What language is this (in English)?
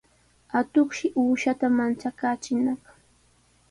Sihuas Ancash Quechua